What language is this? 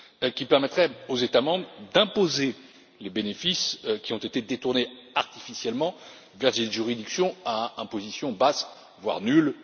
French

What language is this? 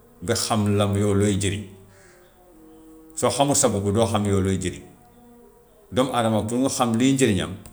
Gambian Wolof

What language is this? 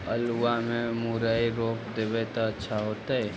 Magahi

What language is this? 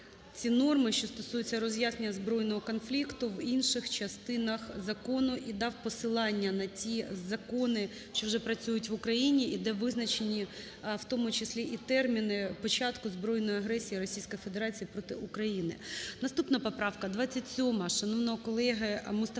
Ukrainian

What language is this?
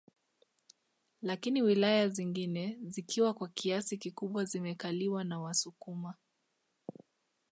Swahili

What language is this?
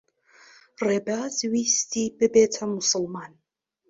Central Kurdish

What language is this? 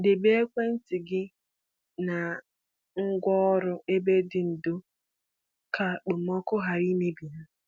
Igbo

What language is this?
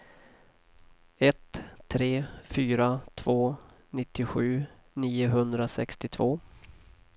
Swedish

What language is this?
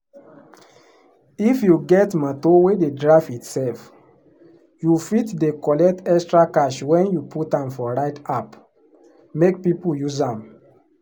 Nigerian Pidgin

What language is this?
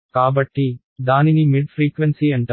Telugu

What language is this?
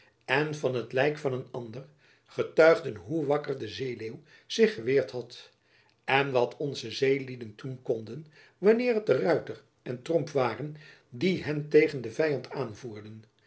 Dutch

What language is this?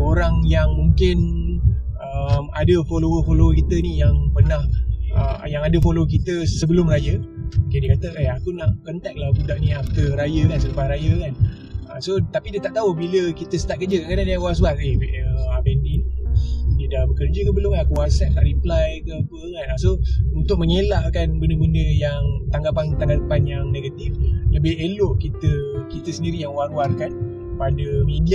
Malay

